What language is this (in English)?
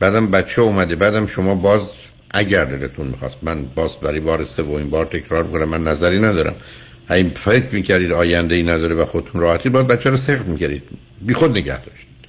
Persian